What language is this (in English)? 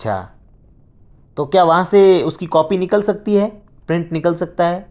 Urdu